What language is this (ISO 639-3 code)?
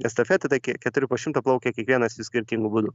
lit